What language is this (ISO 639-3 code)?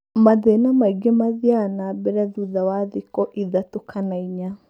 kik